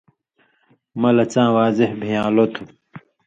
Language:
Indus Kohistani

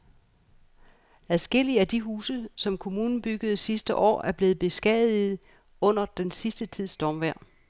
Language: Danish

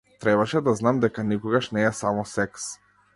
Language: Macedonian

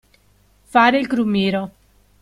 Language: Italian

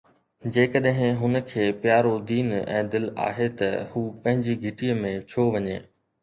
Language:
Sindhi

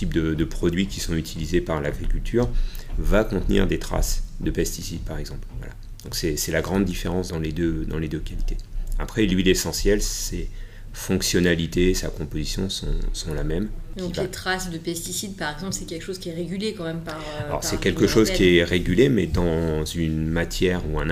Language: French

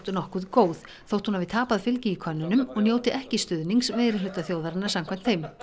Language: Icelandic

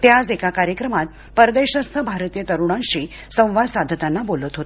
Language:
Marathi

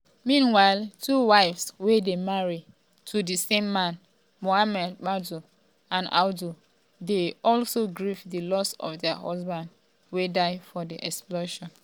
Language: Nigerian Pidgin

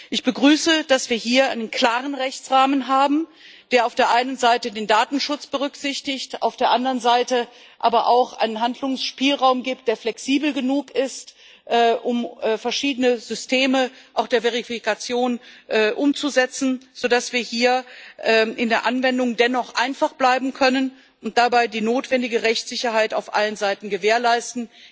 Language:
German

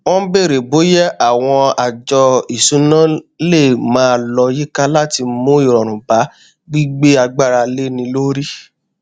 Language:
Yoruba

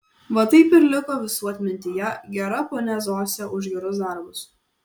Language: Lithuanian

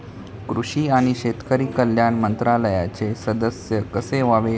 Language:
Marathi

